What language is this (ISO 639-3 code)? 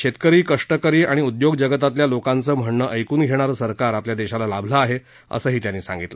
mar